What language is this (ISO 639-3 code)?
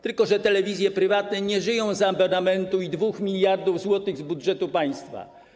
pol